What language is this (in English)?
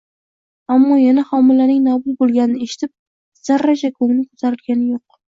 Uzbek